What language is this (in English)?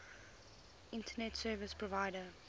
English